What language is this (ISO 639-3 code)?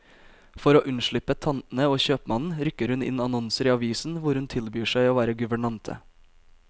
nor